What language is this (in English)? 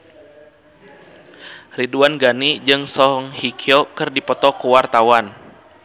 Sundanese